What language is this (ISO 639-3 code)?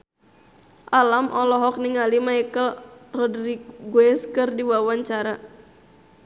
sun